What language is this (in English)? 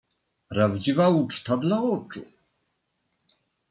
Polish